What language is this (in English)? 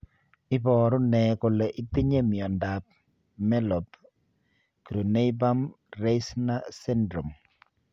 Kalenjin